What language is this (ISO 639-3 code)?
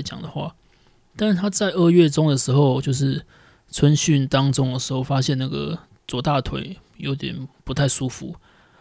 zho